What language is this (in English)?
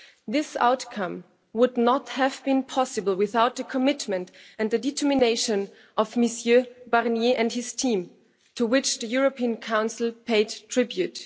English